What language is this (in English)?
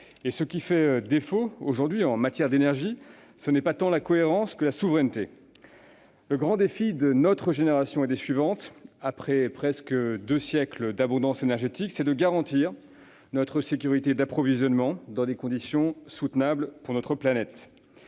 French